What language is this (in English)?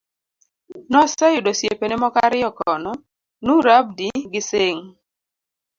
Luo (Kenya and Tanzania)